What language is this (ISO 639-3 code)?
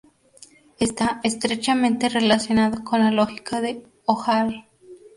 spa